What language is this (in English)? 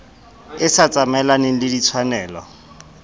Southern Sotho